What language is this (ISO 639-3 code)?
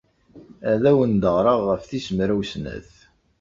kab